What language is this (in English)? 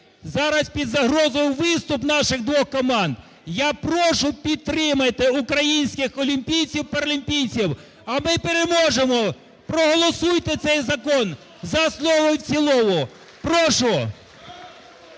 Ukrainian